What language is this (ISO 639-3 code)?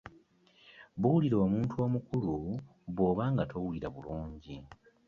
lug